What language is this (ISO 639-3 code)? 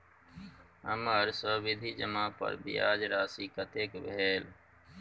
mai